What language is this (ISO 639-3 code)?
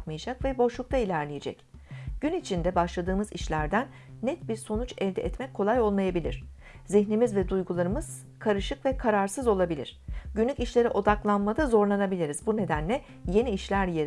tur